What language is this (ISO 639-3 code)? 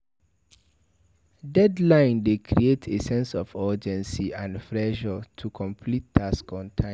pcm